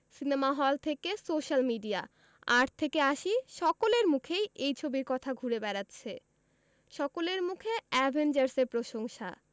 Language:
Bangla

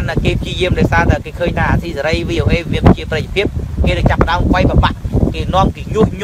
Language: Vietnamese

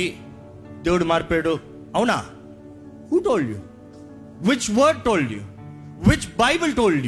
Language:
Telugu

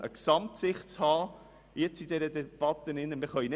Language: Swiss German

